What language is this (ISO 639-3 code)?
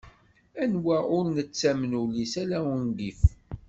kab